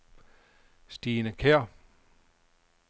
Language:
Danish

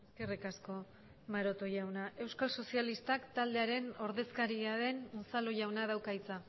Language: Basque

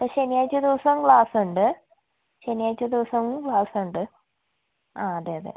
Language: Malayalam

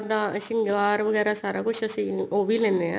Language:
Punjabi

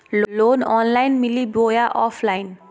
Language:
Magahi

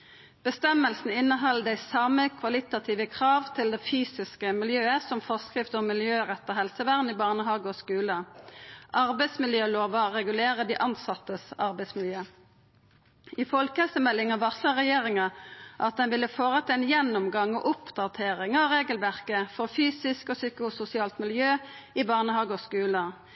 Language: Norwegian Nynorsk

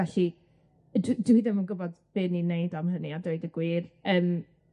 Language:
Welsh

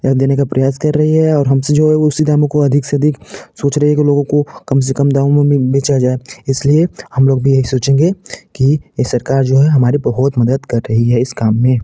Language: Hindi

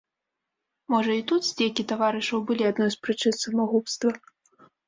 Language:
Belarusian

